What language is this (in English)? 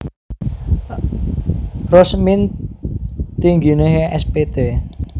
Javanese